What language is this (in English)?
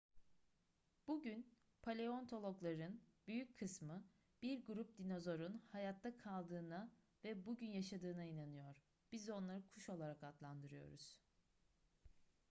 Turkish